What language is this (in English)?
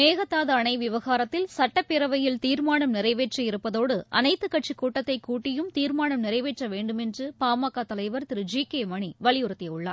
Tamil